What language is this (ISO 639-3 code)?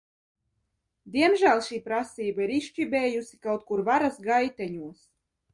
lav